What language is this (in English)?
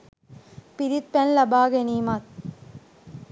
Sinhala